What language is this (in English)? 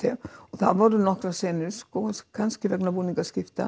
Icelandic